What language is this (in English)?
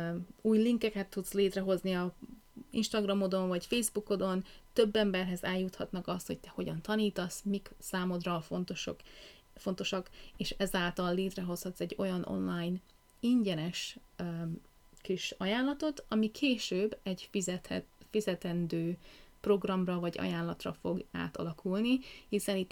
Hungarian